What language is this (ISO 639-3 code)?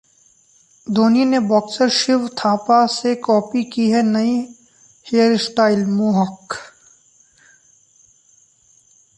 hin